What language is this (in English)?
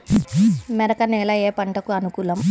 Telugu